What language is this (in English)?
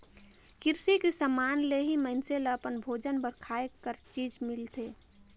Chhattisgarhi